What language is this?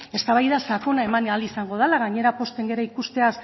Basque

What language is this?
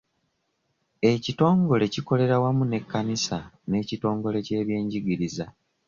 Ganda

